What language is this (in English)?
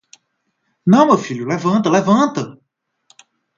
Portuguese